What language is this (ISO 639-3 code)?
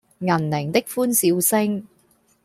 yue